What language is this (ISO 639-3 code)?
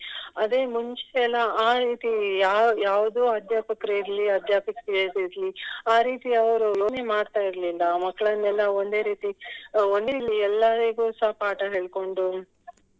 kan